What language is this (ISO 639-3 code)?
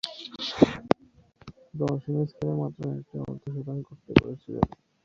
ben